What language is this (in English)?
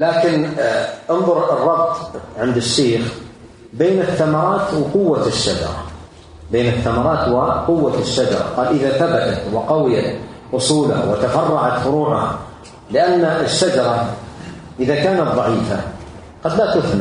Arabic